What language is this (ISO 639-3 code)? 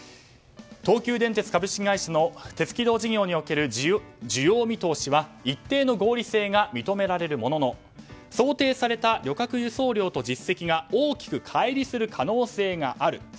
jpn